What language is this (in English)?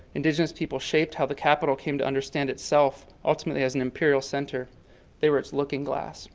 English